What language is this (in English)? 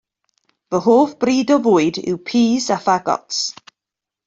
Welsh